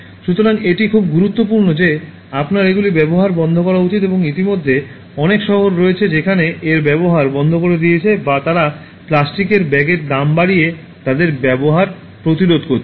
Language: Bangla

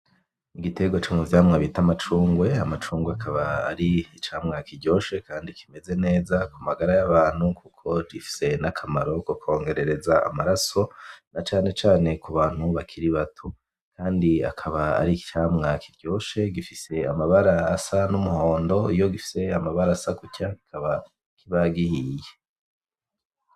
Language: Rundi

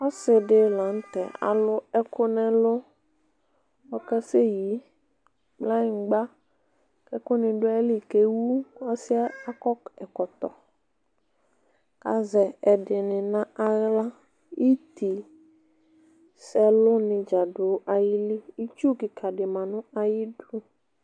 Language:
Ikposo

